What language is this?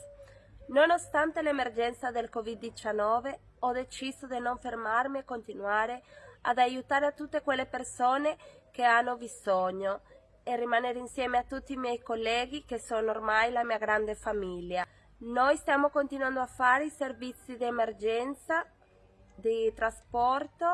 Italian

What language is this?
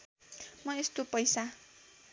Nepali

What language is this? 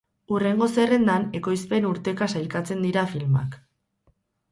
Basque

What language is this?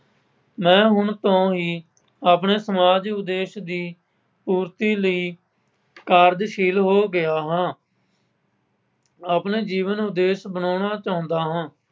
Punjabi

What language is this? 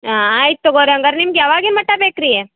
Kannada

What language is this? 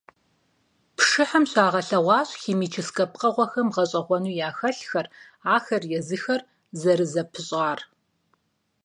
Kabardian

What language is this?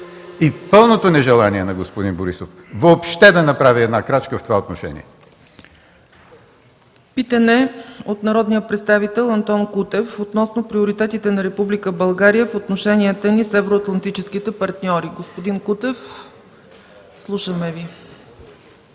Bulgarian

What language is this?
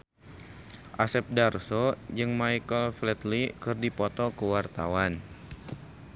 Sundanese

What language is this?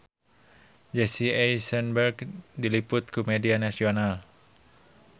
Sundanese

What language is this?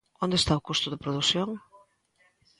Galician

